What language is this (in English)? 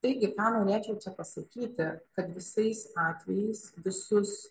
Lithuanian